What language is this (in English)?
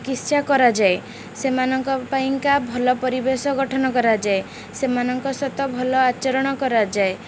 Odia